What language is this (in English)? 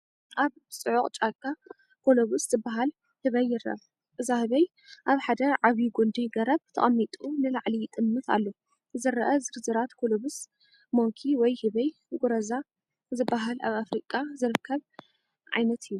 Tigrinya